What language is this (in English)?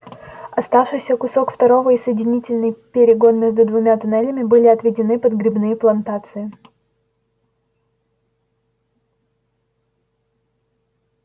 Russian